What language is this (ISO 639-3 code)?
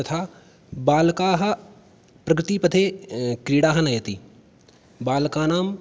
san